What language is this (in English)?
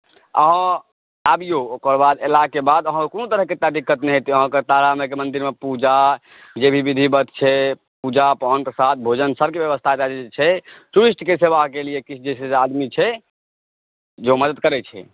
Maithili